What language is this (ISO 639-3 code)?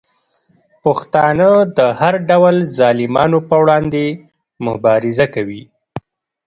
pus